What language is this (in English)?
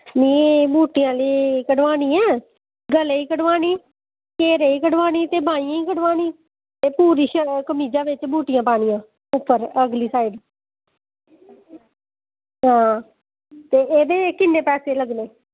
Dogri